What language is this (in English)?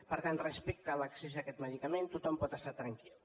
Catalan